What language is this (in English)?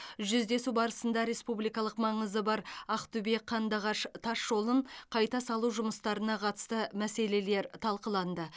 Kazakh